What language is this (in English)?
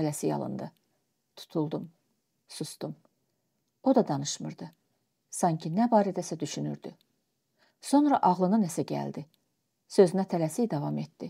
Turkish